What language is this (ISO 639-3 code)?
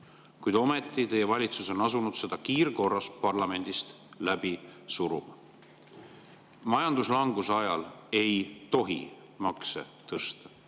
est